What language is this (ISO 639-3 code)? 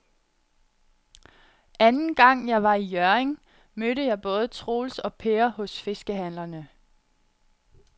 dan